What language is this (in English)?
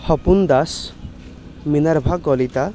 Assamese